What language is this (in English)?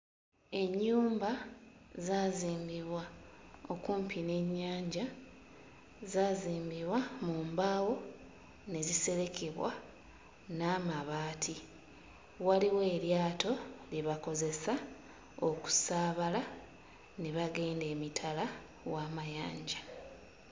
Ganda